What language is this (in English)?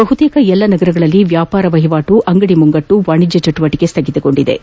Kannada